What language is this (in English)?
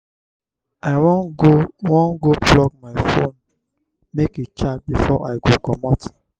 Nigerian Pidgin